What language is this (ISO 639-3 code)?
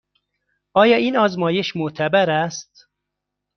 fas